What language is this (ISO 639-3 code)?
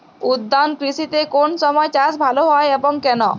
ben